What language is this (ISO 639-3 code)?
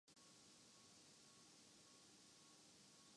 urd